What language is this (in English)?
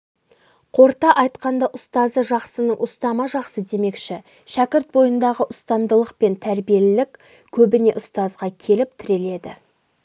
Kazakh